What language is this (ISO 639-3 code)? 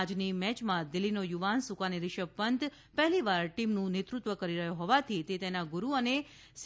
guj